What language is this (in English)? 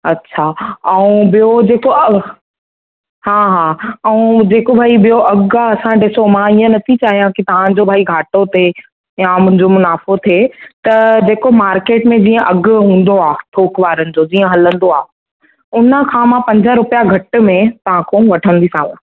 Sindhi